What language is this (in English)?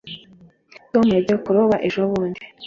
Kinyarwanda